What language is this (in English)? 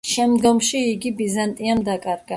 Georgian